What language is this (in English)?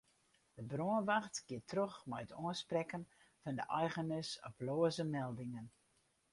Western Frisian